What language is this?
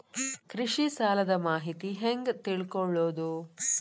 Kannada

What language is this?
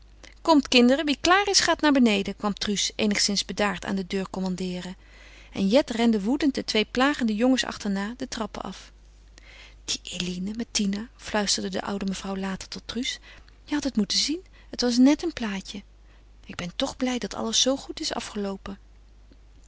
Dutch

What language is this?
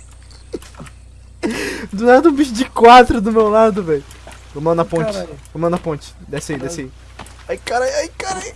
Portuguese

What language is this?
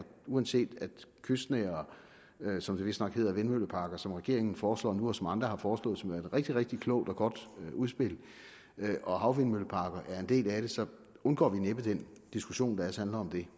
Danish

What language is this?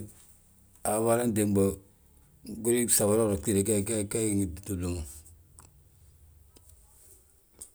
Balanta-Ganja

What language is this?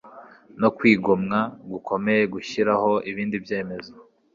Kinyarwanda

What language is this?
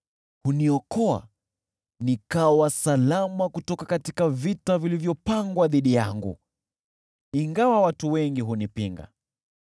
Swahili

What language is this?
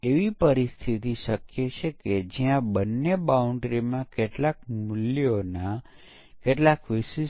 Gujarati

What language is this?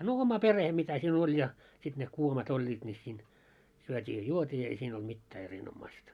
Finnish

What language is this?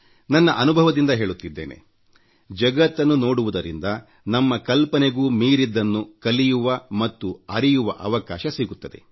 Kannada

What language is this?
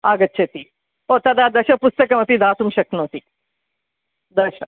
Sanskrit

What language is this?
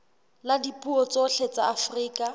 Southern Sotho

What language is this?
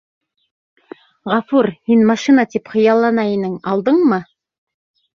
Bashkir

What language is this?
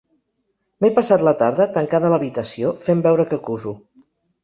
Catalan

